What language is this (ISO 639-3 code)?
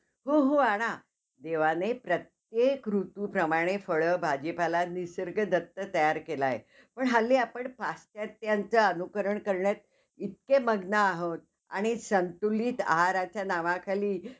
mar